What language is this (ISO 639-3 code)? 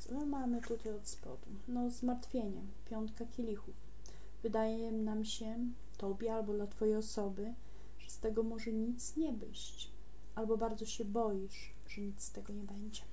pol